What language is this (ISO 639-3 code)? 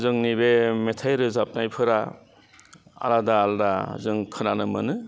brx